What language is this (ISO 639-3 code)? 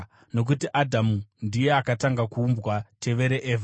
sna